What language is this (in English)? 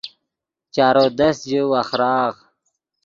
Yidgha